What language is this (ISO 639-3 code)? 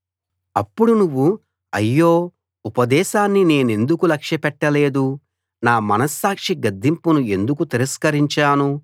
tel